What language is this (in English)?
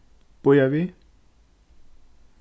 Faroese